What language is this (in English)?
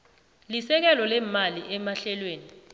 South Ndebele